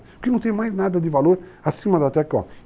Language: Portuguese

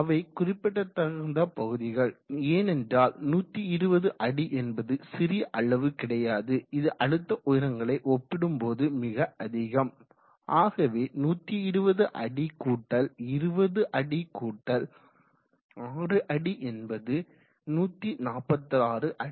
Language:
Tamil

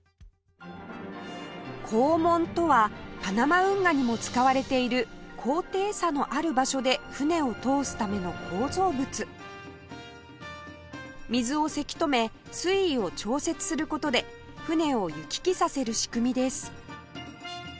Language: Japanese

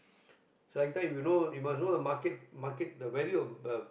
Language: English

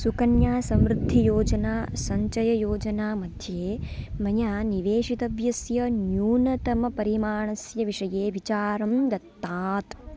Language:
Sanskrit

